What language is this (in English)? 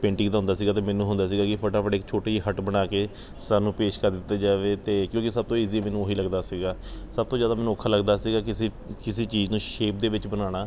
Punjabi